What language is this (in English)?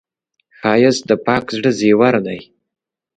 Pashto